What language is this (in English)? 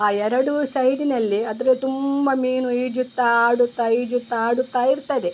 Kannada